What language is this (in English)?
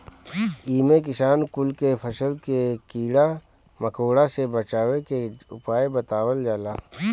Bhojpuri